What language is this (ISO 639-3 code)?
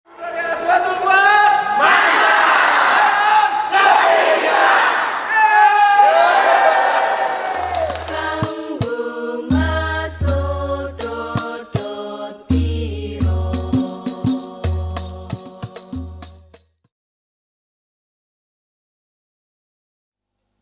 ind